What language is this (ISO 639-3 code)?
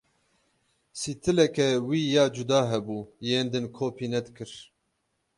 kur